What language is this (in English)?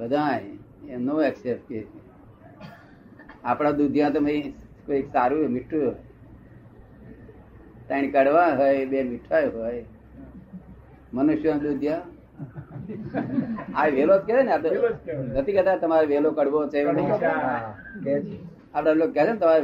Gujarati